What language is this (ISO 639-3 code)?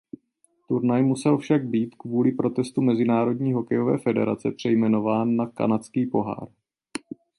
ces